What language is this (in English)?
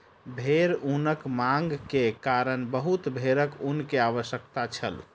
Maithili